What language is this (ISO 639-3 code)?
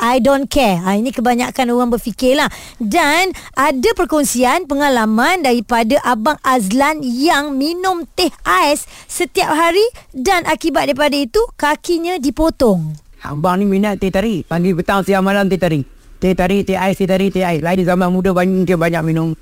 msa